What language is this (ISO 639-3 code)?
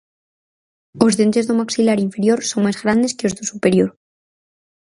glg